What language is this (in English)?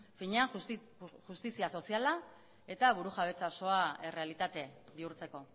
Basque